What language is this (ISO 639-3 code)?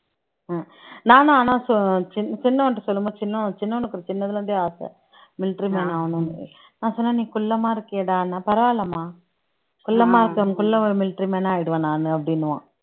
tam